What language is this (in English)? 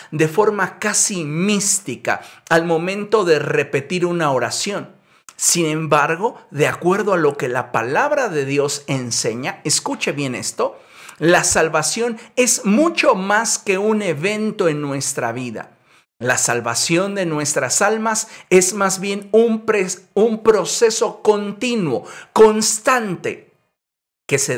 Spanish